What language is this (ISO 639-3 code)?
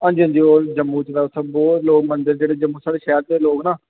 doi